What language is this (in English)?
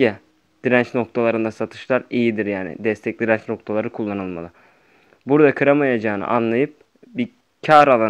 Turkish